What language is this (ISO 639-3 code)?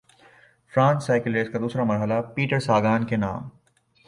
urd